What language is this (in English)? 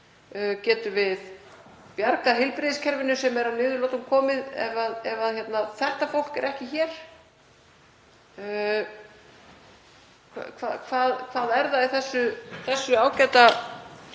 Icelandic